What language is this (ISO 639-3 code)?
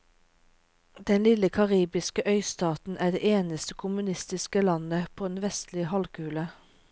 nor